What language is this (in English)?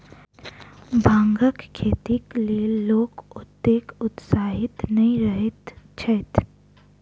Maithili